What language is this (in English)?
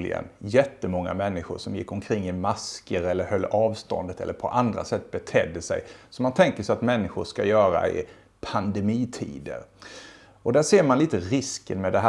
Swedish